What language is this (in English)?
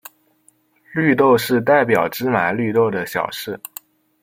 Chinese